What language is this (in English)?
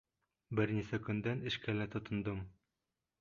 Bashkir